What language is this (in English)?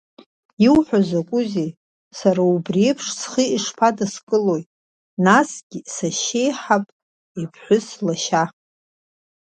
Abkhazian